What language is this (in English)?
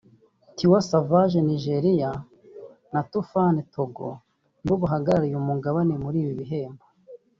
Kinyarwanda